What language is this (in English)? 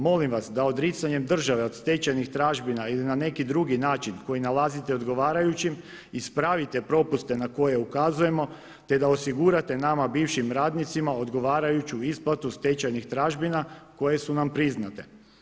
Croatian